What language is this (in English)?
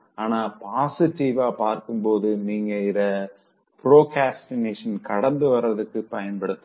Tamil